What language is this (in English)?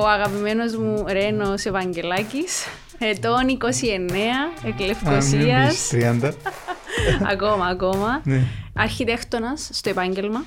Greek